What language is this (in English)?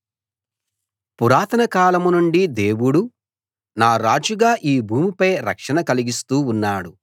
Telugu